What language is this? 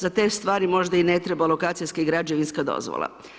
Croatian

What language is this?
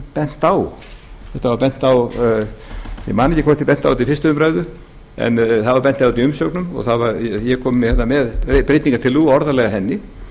Icelandic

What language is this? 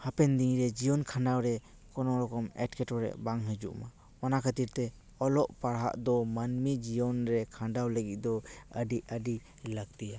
Santali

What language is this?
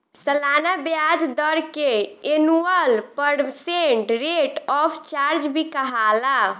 Bhojpuri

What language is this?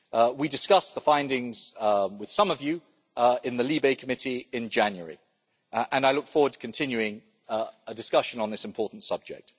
English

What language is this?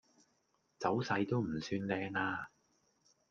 Cantonese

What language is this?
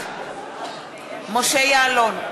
Hebrew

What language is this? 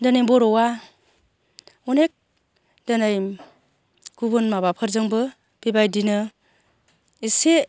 Bodo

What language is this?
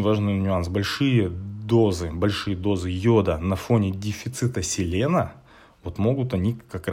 Russian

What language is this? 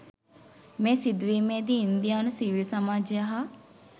Sinhala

